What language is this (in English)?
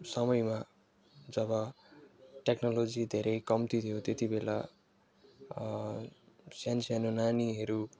Nepali